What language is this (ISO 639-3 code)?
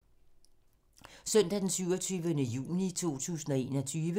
dan